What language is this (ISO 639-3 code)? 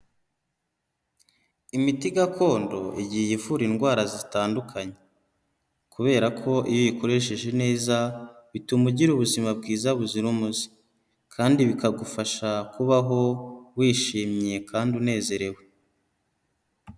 kin